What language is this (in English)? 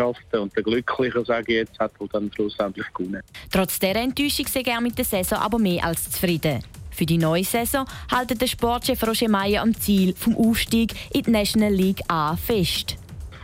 German